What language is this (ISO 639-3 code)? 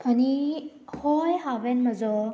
kok